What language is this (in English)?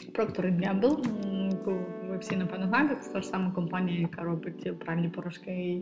Ukrainian